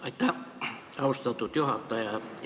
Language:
Estonian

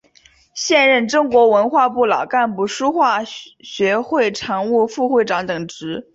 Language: Chinese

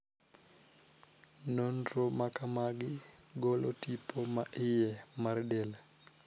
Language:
Luo (Kenya and Tanzania)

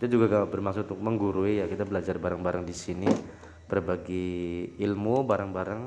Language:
Indonesian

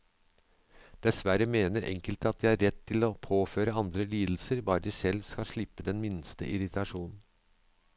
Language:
Norwegian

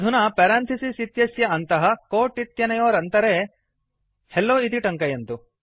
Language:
Sanskrit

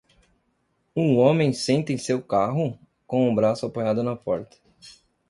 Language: Portuguese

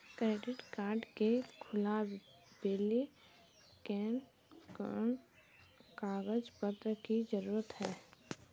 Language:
Magahi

